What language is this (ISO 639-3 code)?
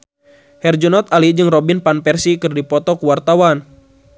sun